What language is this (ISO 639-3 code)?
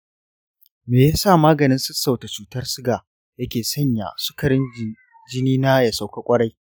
hau